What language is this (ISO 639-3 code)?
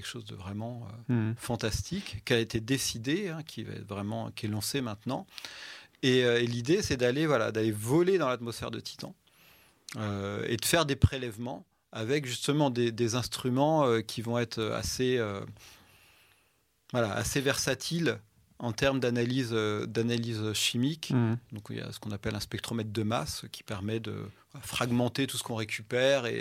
fra